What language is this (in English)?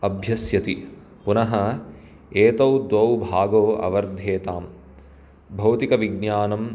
Sanskrit